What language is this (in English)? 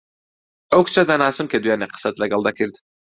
Central Kurdish